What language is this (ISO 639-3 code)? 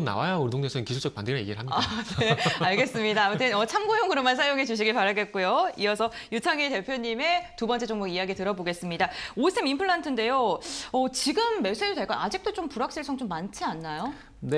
kor